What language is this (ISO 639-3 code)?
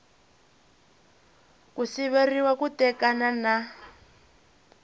tso